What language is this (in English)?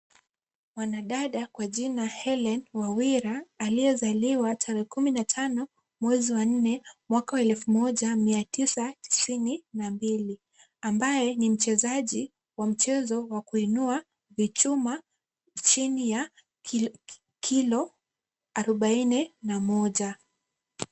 Swahili